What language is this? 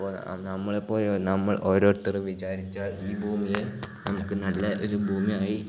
Malayalam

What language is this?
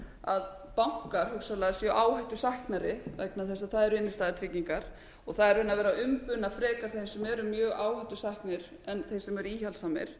Icelandic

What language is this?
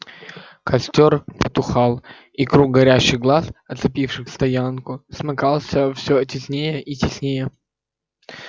Russian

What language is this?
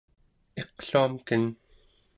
Central Yupik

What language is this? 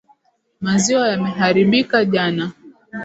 Swahili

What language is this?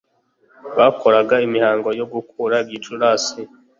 Kinyarwanda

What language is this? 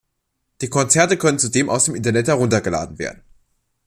German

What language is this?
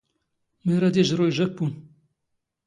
Standard Moroccan Tamazight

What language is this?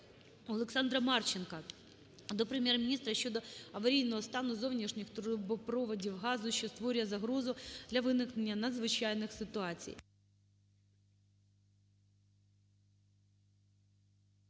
Ukrainian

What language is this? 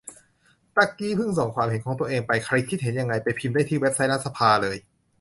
Thai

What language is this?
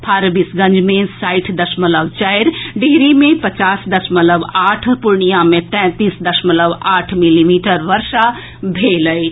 Maithili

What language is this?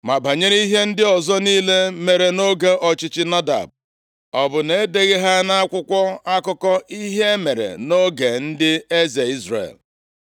Igbo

